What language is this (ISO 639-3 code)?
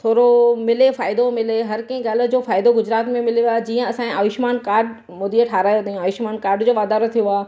snd